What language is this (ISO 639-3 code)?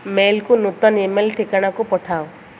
ori